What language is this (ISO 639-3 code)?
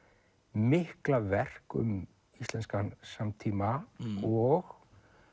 isl